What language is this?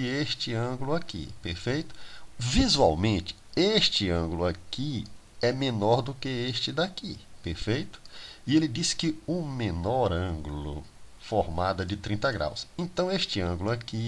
Portuguese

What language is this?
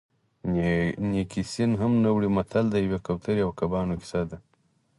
Pashto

